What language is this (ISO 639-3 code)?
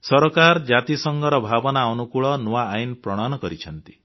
ori